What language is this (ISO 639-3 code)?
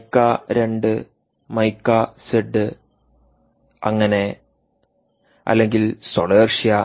mal